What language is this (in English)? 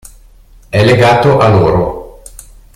Italian